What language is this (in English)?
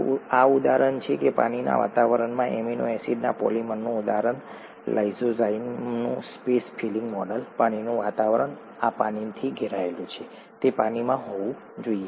Gujarati